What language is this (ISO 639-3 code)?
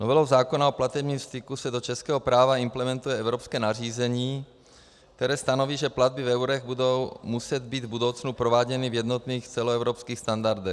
ces